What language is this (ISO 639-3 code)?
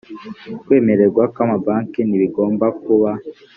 kin